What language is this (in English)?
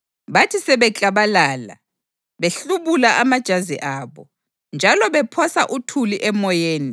North Ndebele